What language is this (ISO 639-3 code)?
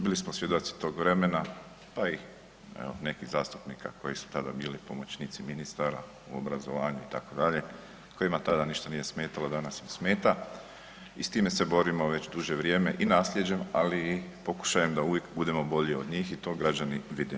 hrv